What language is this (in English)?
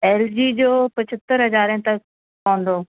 Sindhi